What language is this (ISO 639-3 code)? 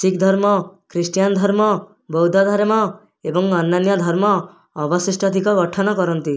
ori